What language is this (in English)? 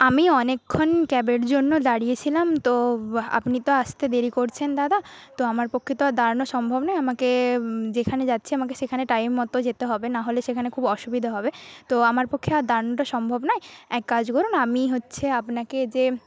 Bangla